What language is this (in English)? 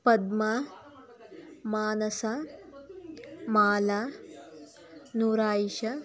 Kannada